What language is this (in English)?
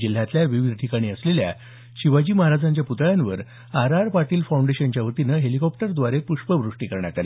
Marathi